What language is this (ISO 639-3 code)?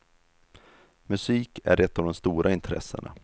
swe